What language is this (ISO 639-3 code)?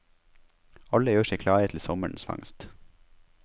nor